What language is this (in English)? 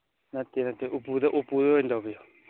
Manipuri